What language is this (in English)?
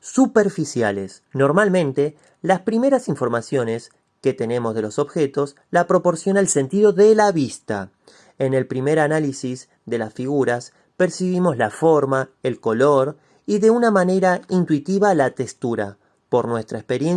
Spanish